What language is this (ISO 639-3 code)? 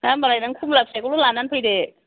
brx